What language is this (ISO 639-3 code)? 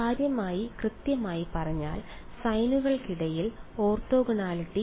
mal